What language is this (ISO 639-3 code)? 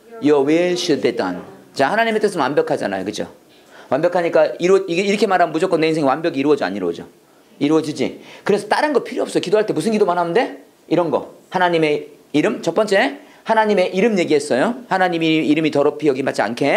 kor